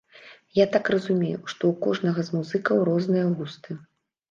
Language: Belarusian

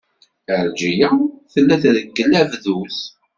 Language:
Kabyle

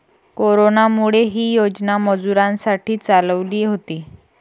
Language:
Marathi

